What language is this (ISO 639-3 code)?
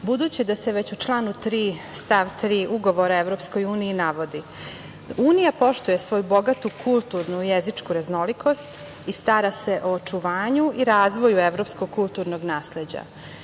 srp